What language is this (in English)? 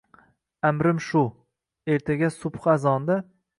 Uzbek